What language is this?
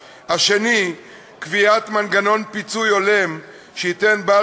Hebrew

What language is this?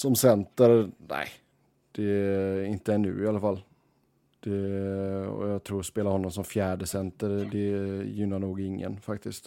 Swedish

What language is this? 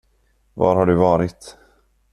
Swedish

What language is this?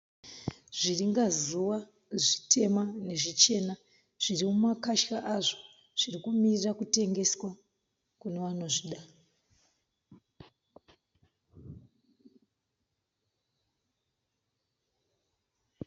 Shona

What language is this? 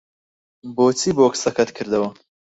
Central Kurdish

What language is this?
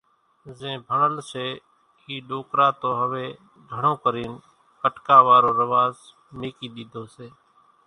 Kachi Koli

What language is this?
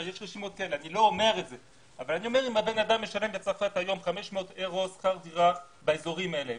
Hebrew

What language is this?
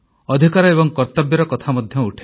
Odia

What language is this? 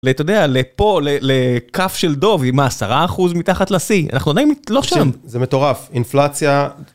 Hebrew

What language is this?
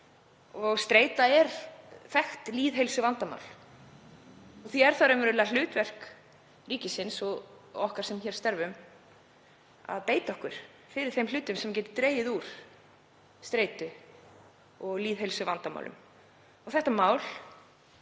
Icelandic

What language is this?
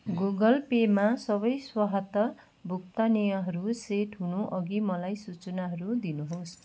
Nepali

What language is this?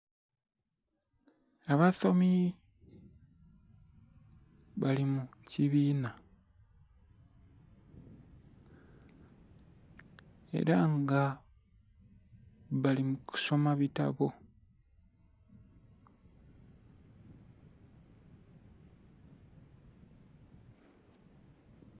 Soga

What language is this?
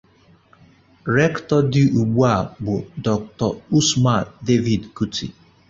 Igbo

